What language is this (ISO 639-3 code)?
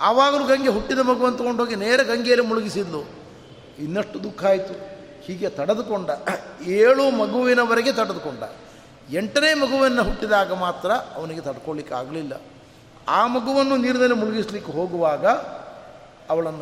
kan